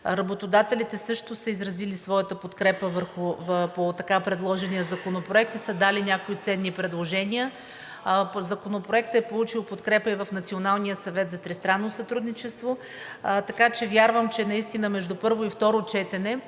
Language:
Bulgarian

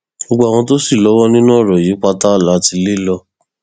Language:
Yoruba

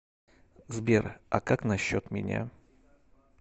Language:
Russian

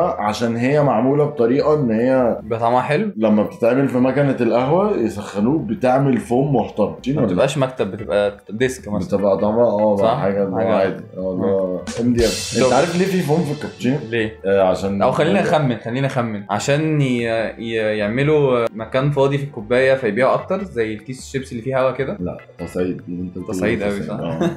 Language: Arabic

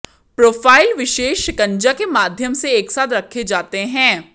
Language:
Hindi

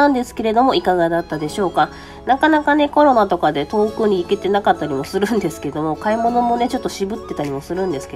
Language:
Japanese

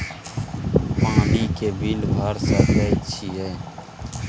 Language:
Maithili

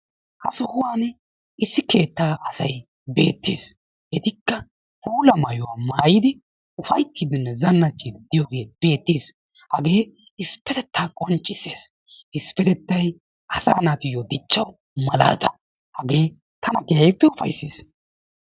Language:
Wolaytta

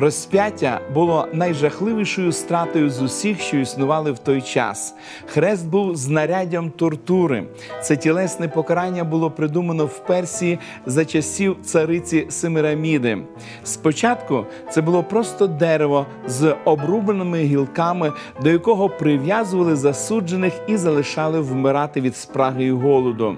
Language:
Ukrainian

